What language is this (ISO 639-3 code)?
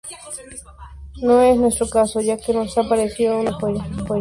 spa